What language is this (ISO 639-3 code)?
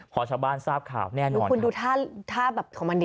tha